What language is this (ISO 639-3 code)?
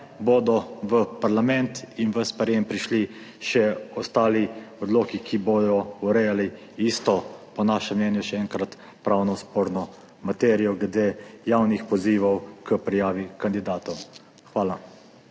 slv